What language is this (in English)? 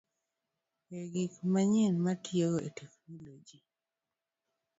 Luo (Kenya and Tanzania)